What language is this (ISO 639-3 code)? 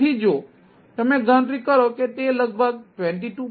guj